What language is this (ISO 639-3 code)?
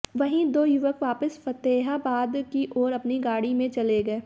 hin